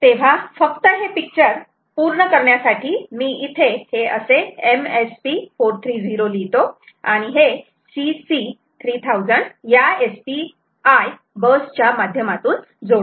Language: Marathi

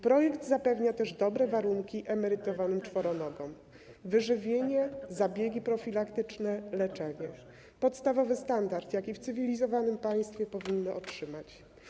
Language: Polish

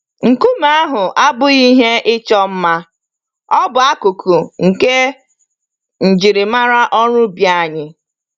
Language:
Igbo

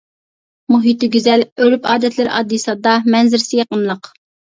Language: Uyghur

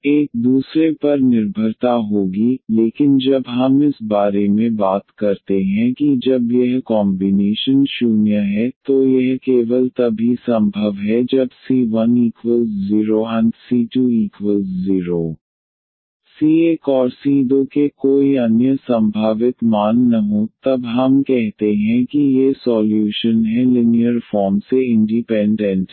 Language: Hindi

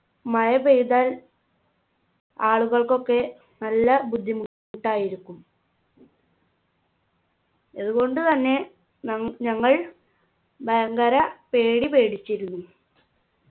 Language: Malayalam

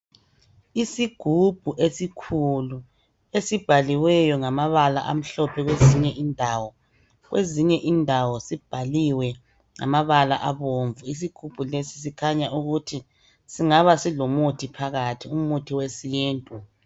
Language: North Ndebele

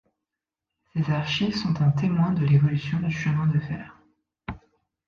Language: French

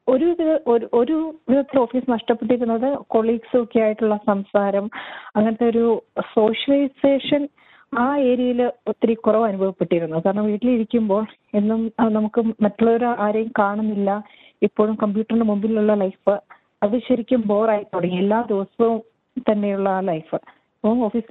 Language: Malayalam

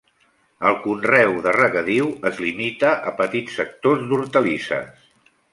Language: Catalan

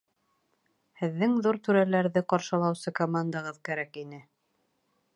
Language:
Bashkir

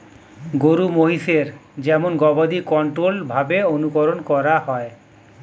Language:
Bangla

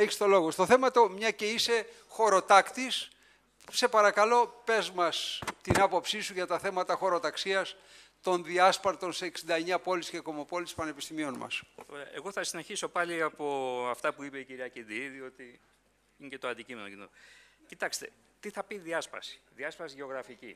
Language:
Greek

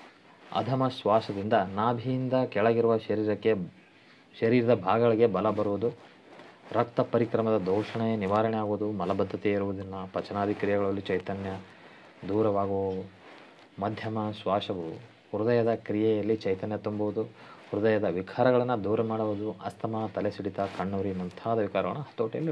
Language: Kannada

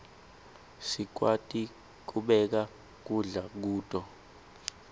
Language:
Swati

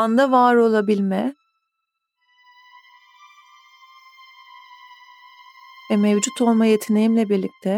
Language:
Turkish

